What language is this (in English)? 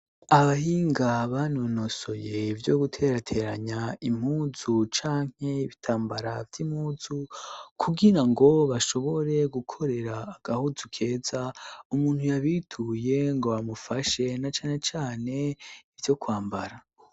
Rundi